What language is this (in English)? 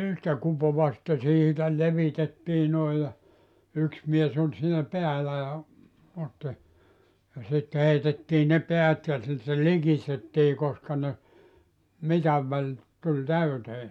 Finnish